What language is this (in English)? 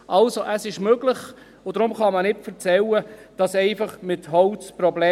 Swiss German